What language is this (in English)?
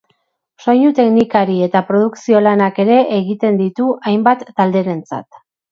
Basque